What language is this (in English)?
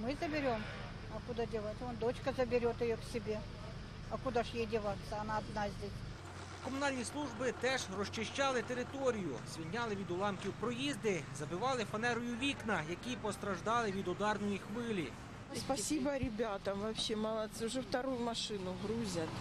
Russian